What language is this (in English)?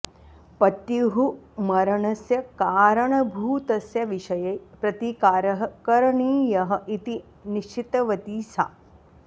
Sanskrit